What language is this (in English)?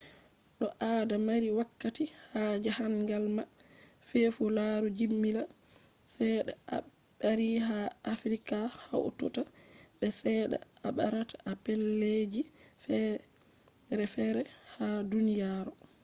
Fula